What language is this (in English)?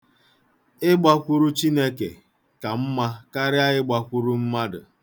Igbo